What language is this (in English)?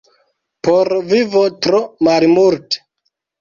Esperanto